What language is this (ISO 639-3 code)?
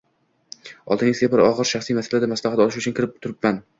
uzb